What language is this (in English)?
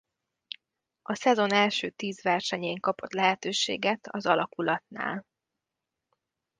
Hungarian